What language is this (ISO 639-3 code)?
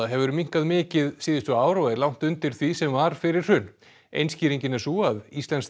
isl